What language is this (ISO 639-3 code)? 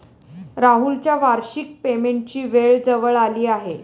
mar